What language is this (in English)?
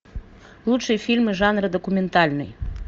Russian